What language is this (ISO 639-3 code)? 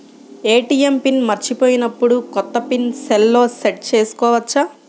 tel